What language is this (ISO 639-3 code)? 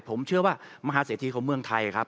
tha